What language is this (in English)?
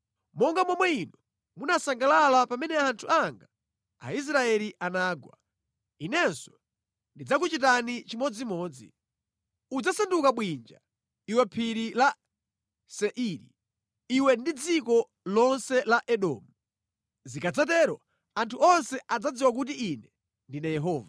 Nyanja